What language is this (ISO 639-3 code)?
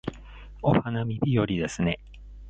jpn